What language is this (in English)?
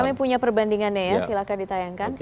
Indonesian